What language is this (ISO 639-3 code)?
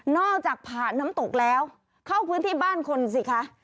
tha